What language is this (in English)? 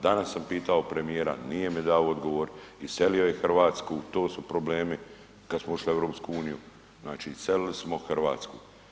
Croatian